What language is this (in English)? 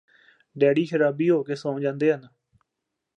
Punjabi